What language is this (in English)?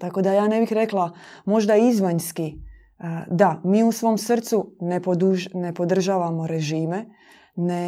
Croatian